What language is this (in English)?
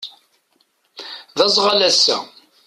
Kabyle